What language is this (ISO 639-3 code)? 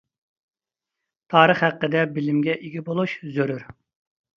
uig